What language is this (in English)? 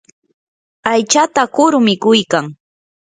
Yanahuanca Pasco Quechua